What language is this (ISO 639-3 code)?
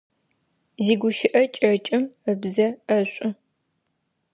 ady